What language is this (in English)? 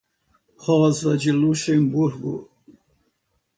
Portuguese